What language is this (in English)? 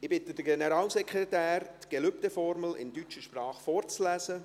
Swiss German